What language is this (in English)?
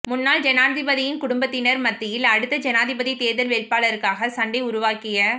Tamil